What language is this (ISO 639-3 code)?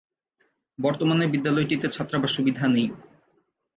ben